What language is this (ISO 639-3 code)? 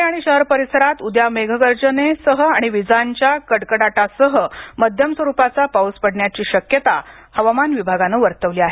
mar